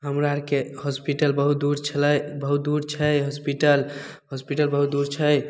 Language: Maithili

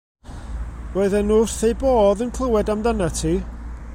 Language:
Welsh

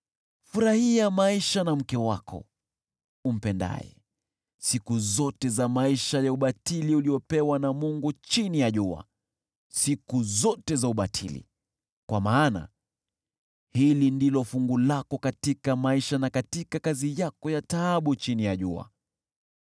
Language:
Swahili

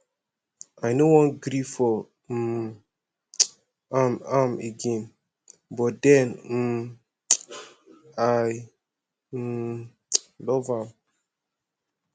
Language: Nigerian Pidgin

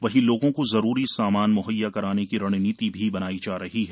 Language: Hindi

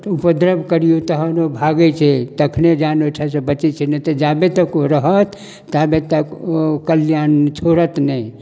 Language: Maithili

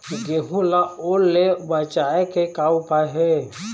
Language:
Chhattisgarhi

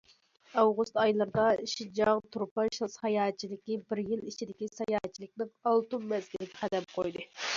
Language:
Uyghur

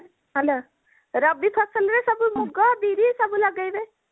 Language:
Odia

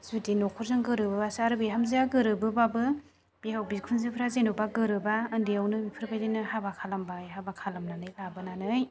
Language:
Bodo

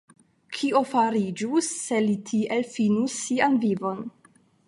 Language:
Esperanto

